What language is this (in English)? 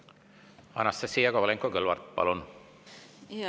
Estonian